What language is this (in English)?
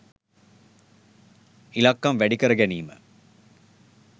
Sinhala